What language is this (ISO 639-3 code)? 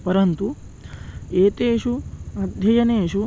san